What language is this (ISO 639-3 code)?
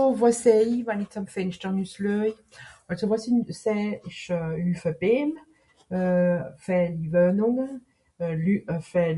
gsw